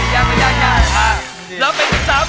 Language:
Thai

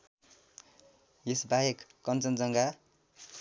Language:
Nepali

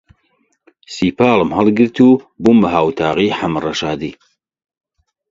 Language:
Central Kurdish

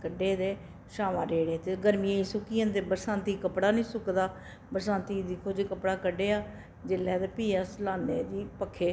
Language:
Dogri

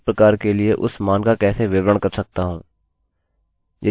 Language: Hindi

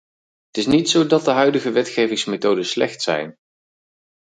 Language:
Dutch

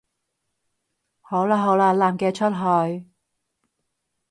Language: Cantonese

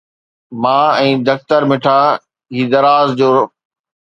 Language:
Sindhi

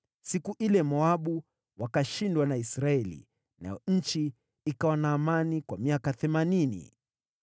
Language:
Swahili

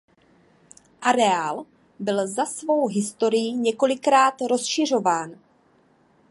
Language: Czech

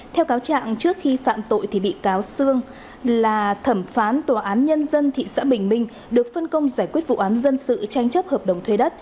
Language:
Vietnamese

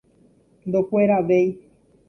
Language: Guarani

